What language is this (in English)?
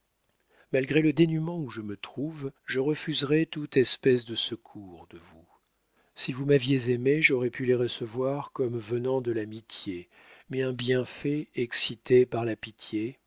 French